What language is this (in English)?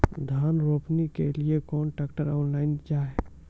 Maithili